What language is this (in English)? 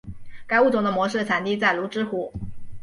Chinese